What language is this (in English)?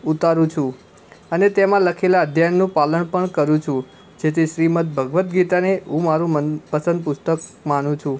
Gujarati